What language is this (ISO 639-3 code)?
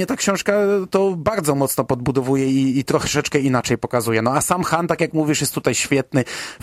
pol